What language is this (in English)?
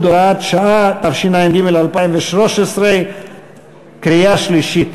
Hebrew